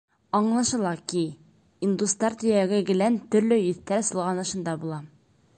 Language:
Bashkir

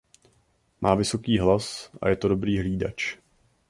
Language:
Czech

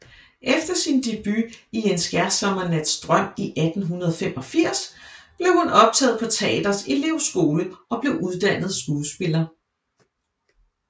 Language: Danish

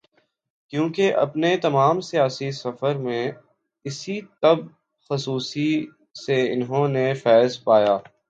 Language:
Urdu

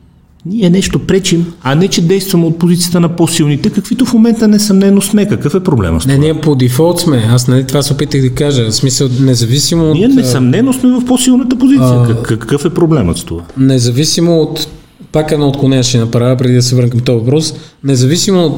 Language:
Bulgarian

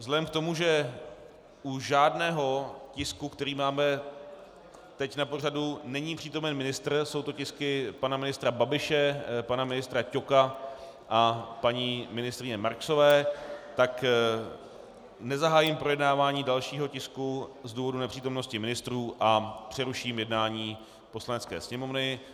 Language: Czech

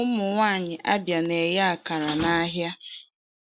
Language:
Igbo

